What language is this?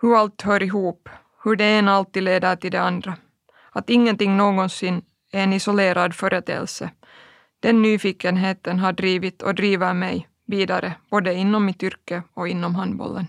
Swedish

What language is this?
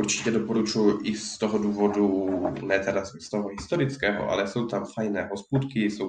Czech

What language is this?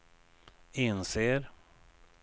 Swedish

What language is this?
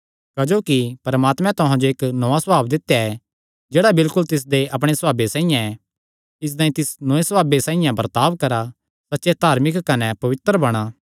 Kangri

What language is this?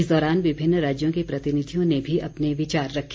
Hindi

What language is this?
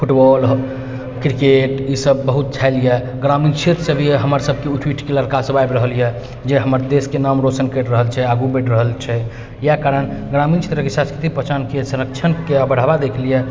Maithili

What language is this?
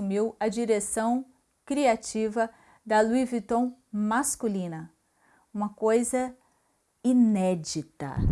Portuguese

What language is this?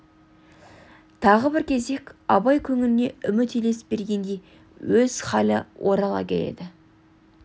Kazakh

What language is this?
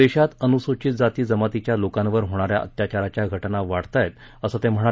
Marathi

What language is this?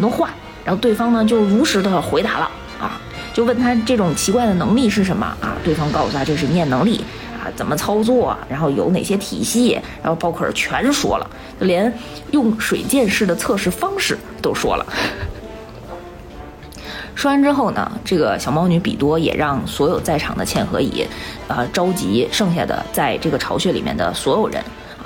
Chinese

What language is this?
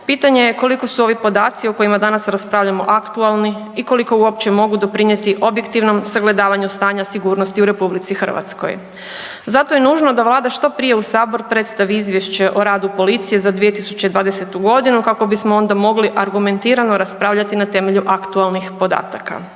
Croatian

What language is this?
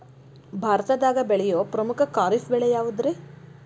Kannada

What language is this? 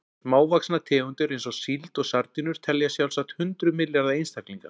Icelandic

